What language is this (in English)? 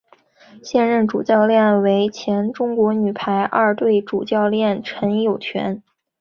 Chinese